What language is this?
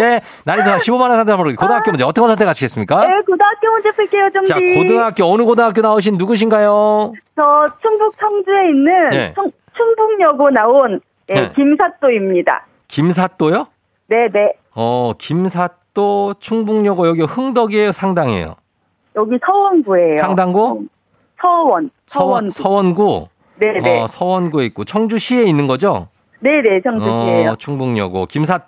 Korean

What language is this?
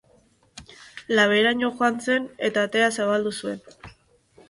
Basque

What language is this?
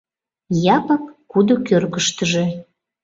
Mari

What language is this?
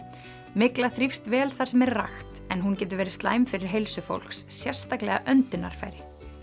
Icelandic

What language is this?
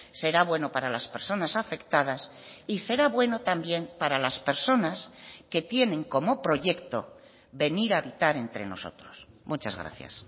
Spanish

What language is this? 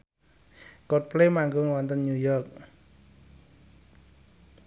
Javanese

